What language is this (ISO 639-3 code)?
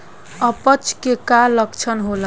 bho